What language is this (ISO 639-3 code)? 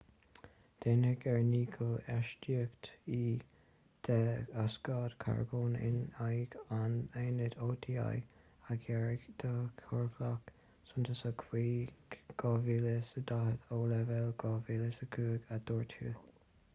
gle